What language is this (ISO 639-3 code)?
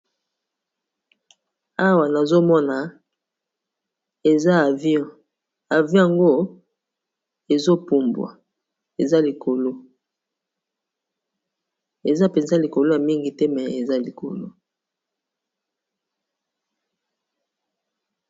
lin